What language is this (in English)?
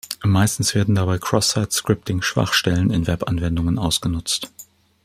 German